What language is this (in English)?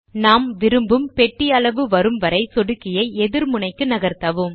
Tamil